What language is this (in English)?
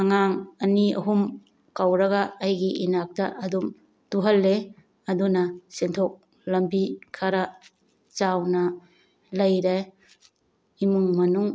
Manipuri